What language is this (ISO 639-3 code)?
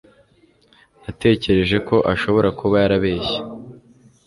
kin